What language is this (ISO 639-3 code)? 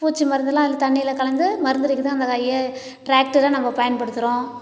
tam